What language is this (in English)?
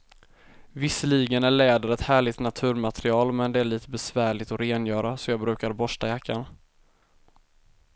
Swedish